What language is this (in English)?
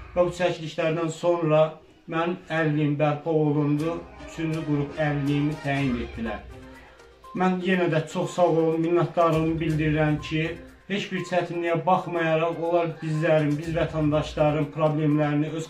Turkish